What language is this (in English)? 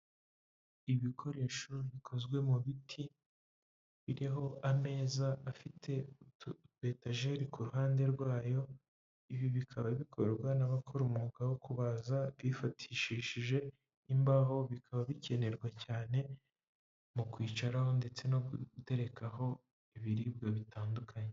Kinyarwanda